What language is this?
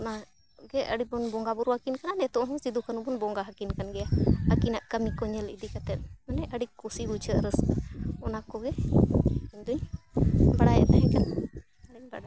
Santali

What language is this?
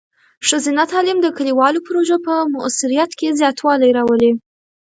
Pashto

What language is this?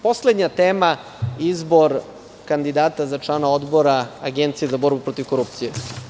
Serbian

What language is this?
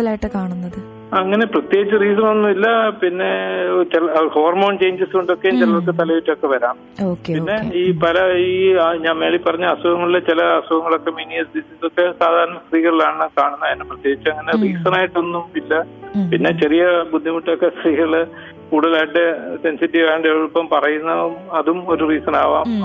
Greek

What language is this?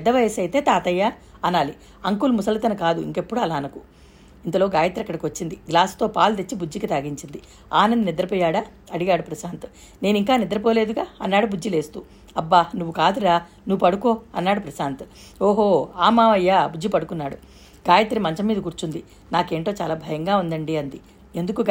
Telugu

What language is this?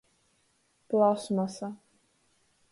Latgalian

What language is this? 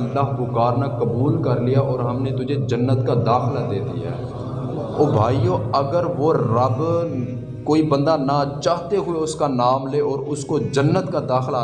Urdu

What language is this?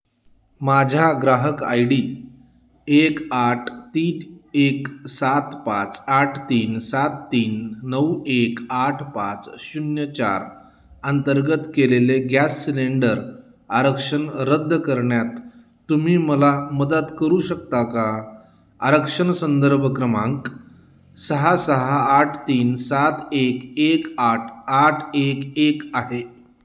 Marathi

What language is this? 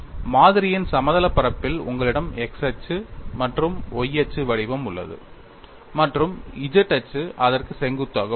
Tamil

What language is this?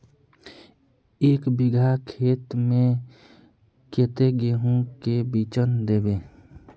Magahi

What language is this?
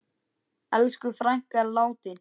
Icelandic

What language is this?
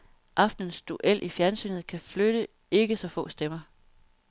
Danish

